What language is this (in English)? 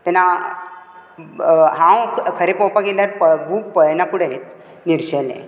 Konkani